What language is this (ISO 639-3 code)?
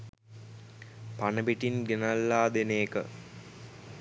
sin